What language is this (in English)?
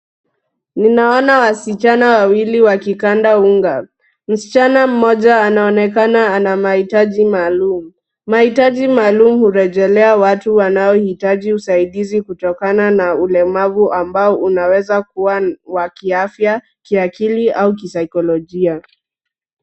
Swahili